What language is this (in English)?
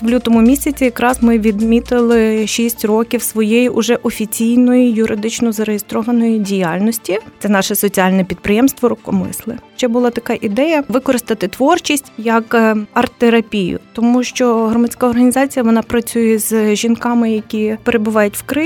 Ukrainian